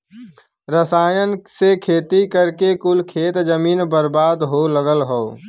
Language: Bhojpuri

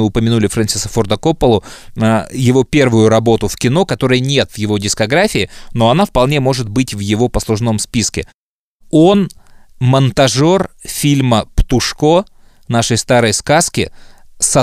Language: Russian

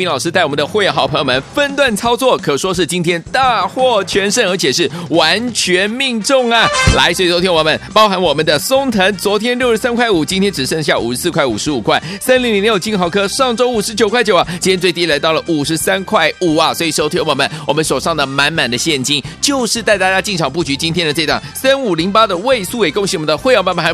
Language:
Chinese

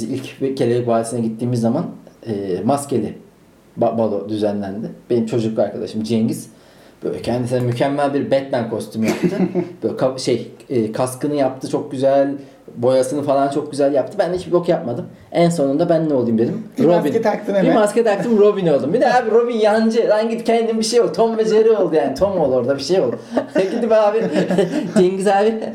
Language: Turkish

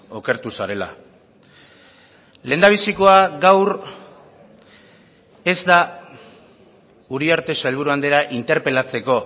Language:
Basque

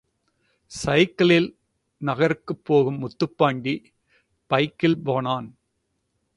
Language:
Tamil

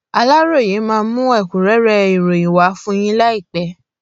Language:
Yoruba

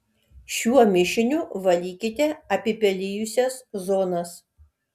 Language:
Lithuanian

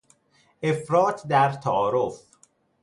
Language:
Persian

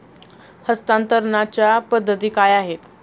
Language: Marathi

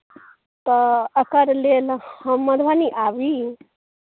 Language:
Maithili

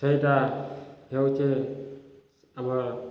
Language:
Odia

